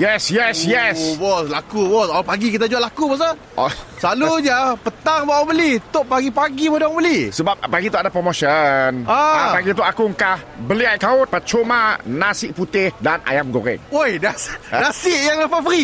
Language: Malay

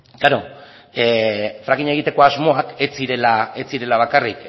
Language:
Basque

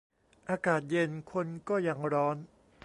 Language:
Thai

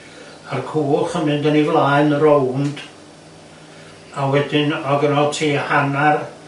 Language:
Welsh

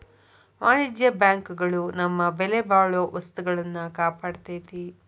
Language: Kannada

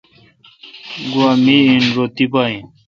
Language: Kalkoti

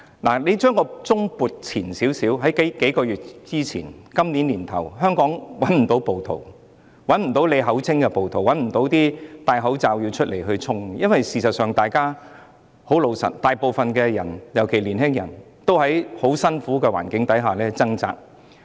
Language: Cantonese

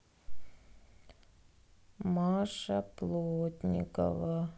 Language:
Russian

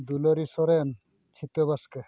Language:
Santali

